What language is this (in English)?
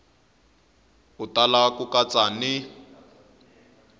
Tsonga